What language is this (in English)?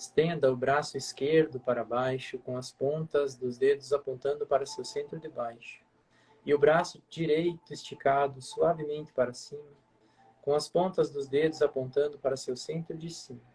Portuguese